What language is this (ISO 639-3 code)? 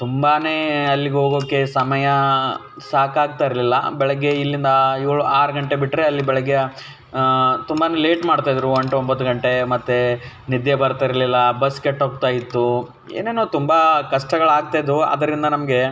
kan